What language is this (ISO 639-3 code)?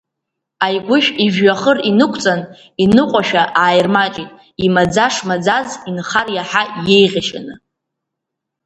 abk